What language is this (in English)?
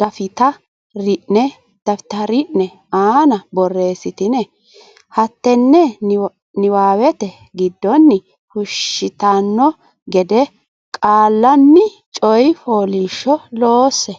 Sidamo